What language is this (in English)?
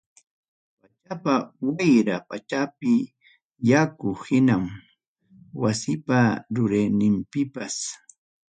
Ayacucho Quechua